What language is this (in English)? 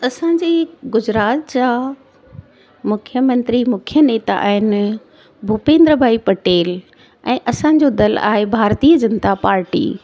Sindhi